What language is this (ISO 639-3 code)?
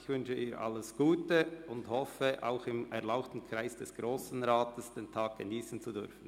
gsw